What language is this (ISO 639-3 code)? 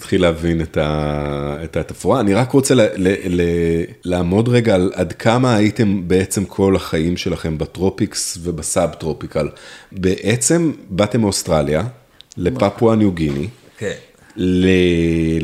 heb